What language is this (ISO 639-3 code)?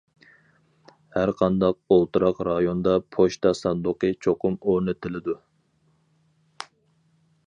uig